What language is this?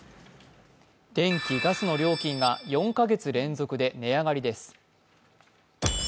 Japanese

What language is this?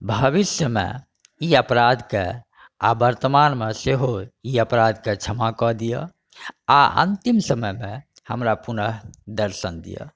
Maithili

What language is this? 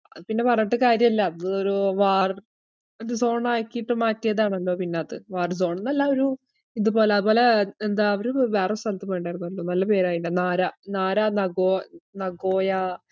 Malayalam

